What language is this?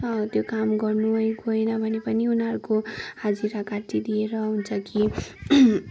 Nepali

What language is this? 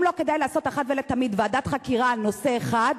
Hebrew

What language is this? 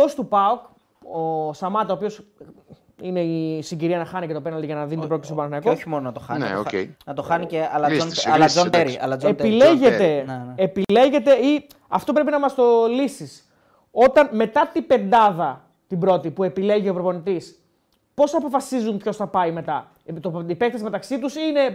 Greek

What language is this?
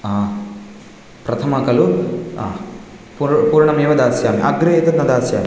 Sanskrit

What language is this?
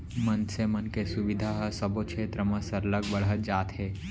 Chhattisgarhi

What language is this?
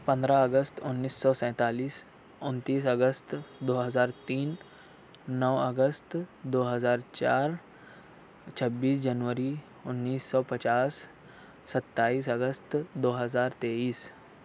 Urdu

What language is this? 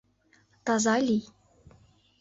Mari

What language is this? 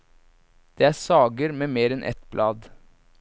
Norwegian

